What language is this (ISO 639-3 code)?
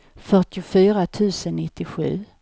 swe